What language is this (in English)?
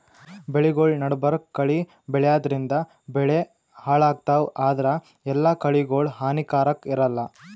Kannada